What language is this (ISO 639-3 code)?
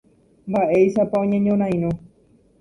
grn